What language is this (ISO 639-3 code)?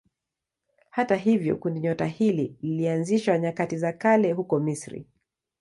swa